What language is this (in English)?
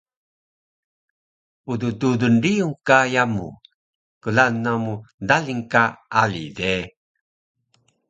Taroko